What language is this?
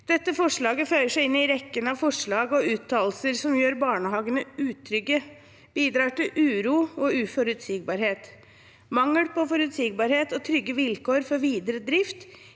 Norwegian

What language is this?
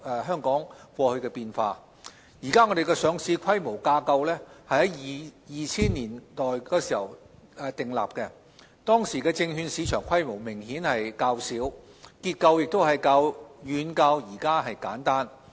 Cantonese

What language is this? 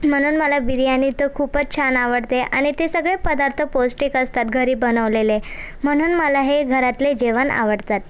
Marathi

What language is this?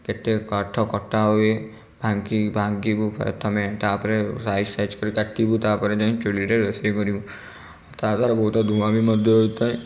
Odia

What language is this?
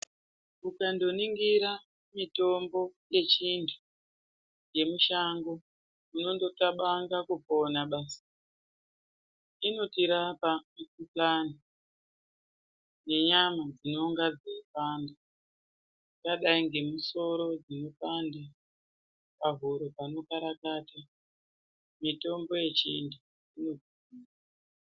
Ndau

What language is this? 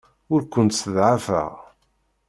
Kabyle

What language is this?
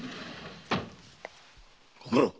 Japanese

